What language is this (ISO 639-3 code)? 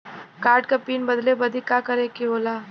bho